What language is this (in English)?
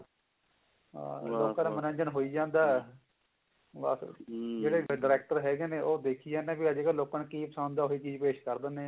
Punjabi